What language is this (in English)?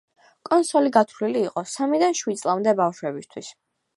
Georgian